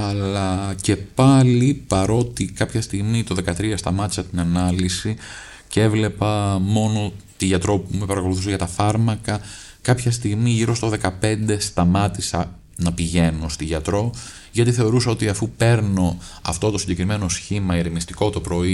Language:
Greek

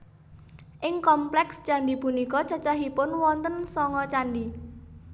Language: Javanese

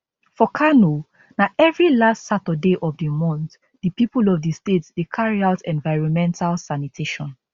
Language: Nigerian Pidgin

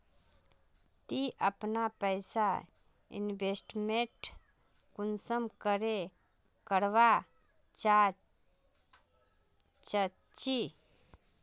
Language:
Magahi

